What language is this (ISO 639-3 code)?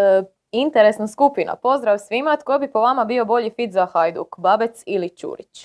hrv